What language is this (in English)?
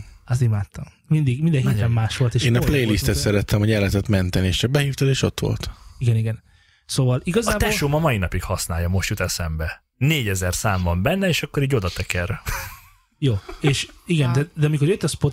Hungarian